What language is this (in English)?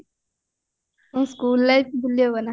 Odia